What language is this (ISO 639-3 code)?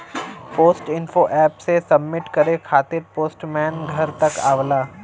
bho